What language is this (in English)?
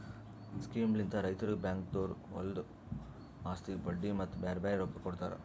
Kannada